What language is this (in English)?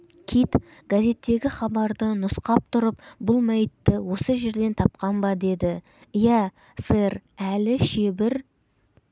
Kazakh